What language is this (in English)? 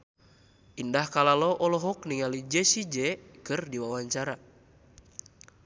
Sundanese